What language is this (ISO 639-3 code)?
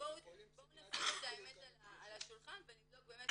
heb